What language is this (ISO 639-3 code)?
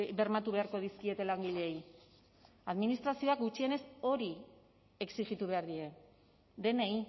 eus